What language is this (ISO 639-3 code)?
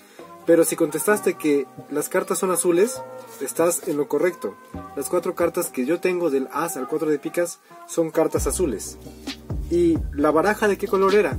spa